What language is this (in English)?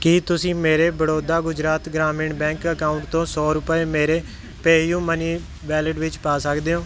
Punjabi